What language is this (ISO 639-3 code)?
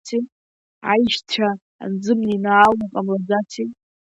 abk